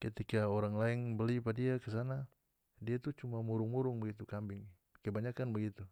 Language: North Moluccan Malay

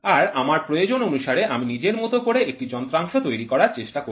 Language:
Bangla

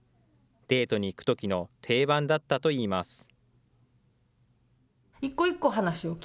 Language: Japanese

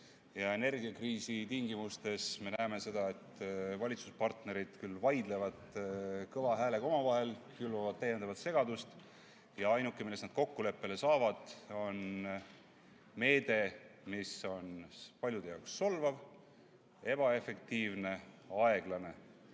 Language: Estonian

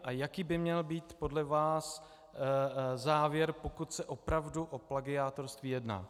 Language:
Czech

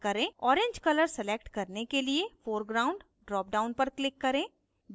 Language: Hindi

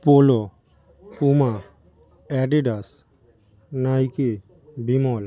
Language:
Bangla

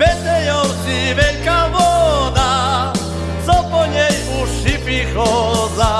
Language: Slovak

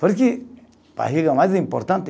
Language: Portuguese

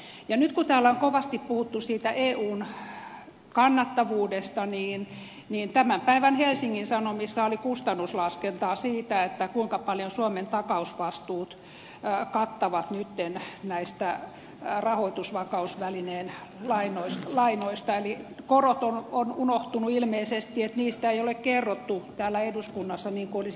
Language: Finnish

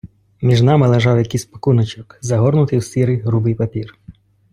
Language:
Ukrainian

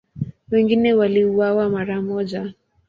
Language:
Swahili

